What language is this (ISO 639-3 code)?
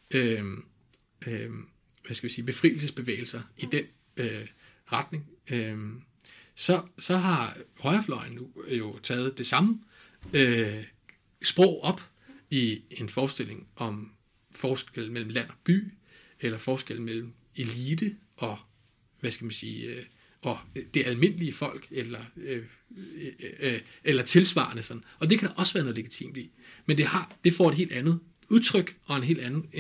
dan